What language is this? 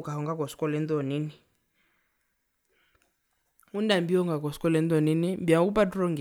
Herero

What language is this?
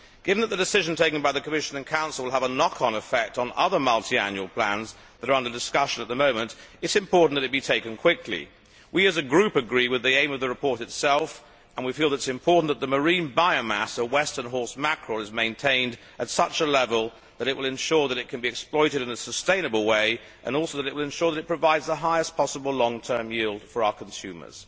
English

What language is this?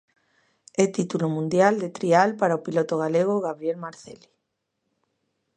Galician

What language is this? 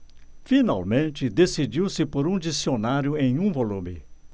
Portuguese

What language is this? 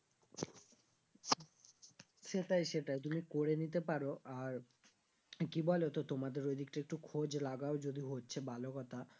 Bangla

